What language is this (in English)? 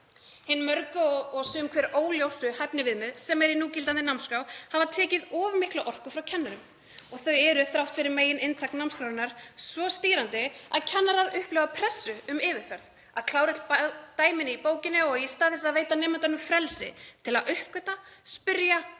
Icelandic